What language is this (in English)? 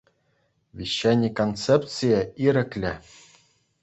Chuvash